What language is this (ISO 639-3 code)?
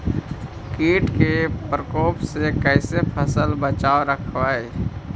mag